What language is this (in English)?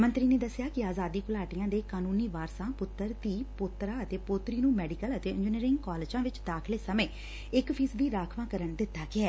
Punjabi